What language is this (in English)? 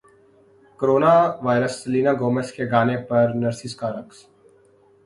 Urdu